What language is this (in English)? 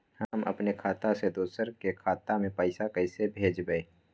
Magahi